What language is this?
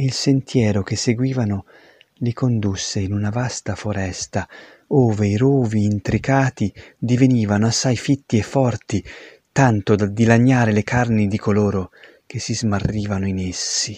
Italian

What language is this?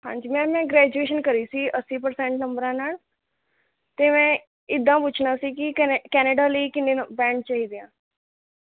Punjabi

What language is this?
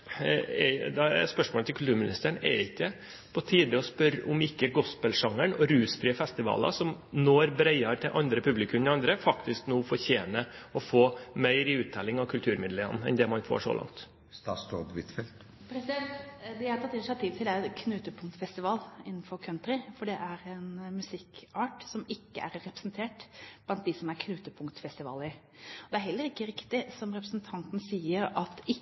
Norwegian Bokmål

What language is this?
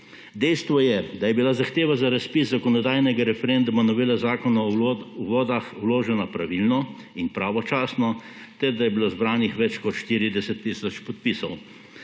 Slovenian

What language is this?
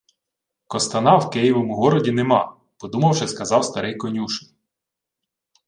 Ukrainian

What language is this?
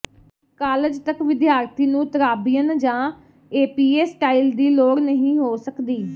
Punjabi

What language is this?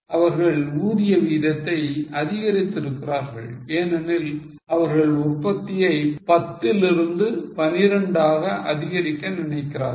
Tamil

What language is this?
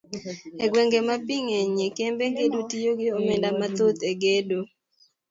Luo (Kenya and Tanzania)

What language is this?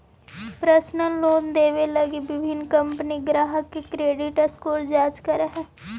Magahi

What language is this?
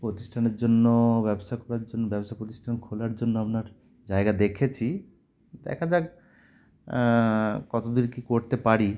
Bangla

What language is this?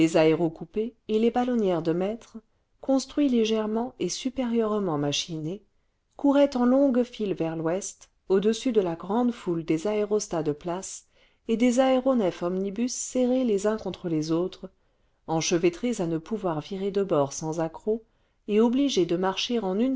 French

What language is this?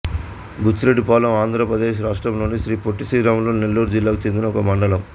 Telugu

